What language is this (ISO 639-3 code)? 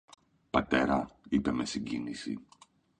ell